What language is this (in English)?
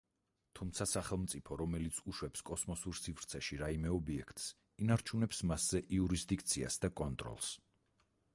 Georgian